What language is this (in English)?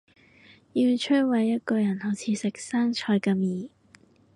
Cantonese